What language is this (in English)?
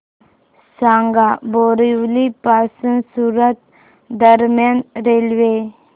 Marathi